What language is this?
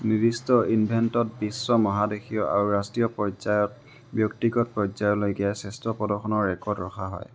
Assamese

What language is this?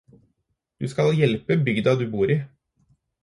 Norwegian Bokmål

